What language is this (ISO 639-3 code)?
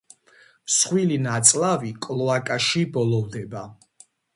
kat